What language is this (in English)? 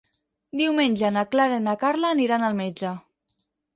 Catalan